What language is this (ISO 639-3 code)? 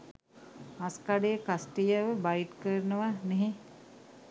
sin